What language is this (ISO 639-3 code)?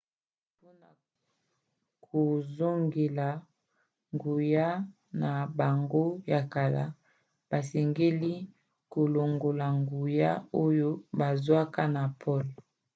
lin